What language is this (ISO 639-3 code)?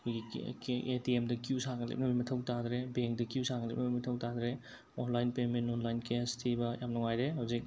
mni